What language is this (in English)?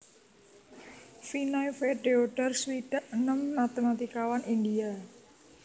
Javanese